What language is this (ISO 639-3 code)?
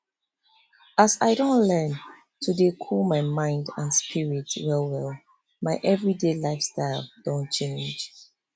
pcm